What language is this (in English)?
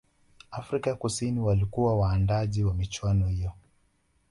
Swahili